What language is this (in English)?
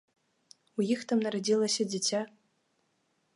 Belarusian